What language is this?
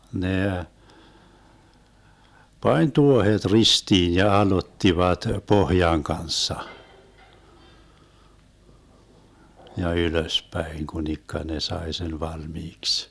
Finnish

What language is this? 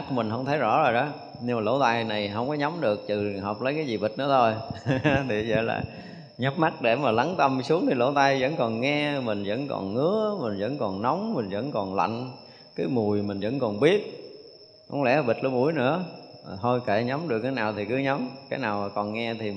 Vietnamese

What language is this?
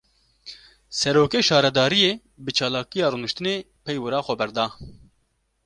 Kurdish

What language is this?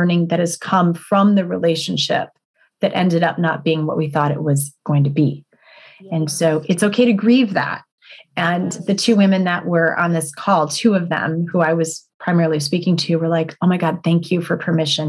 English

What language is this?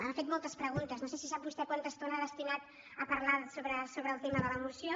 Catalan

